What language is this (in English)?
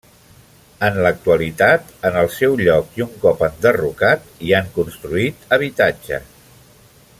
Catalan